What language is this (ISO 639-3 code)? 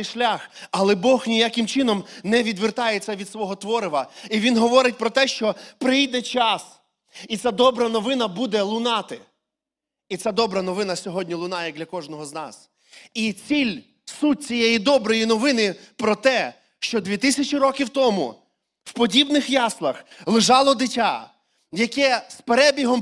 ukr